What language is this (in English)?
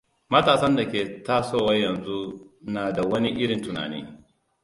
Hausa